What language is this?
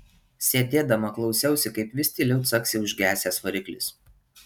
Lithuanian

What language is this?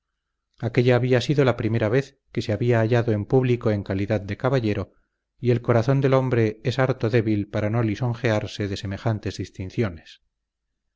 Spanish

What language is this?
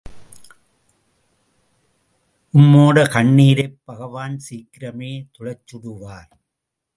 Tamil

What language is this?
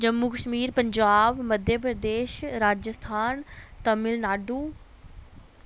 Dogri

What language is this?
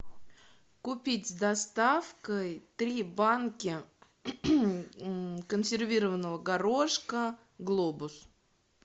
Russian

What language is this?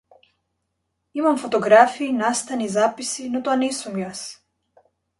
Macedonian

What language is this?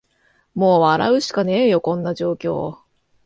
Japanese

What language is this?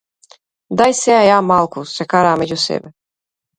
Macedonian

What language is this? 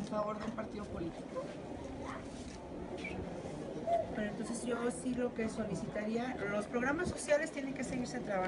Spanish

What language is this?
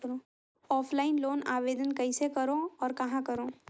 Chhattisgarhi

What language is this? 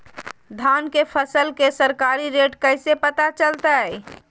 Magahi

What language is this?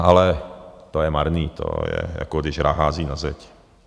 Czech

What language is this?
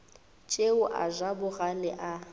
Northern Sotho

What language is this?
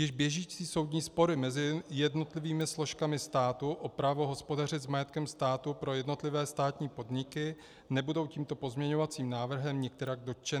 Czech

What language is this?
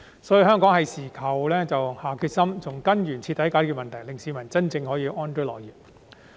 Cantonese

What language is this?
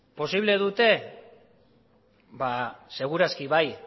Basque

